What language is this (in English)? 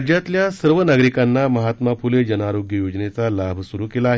Marathi